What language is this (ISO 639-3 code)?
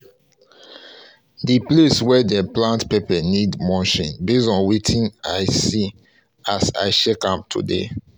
pcm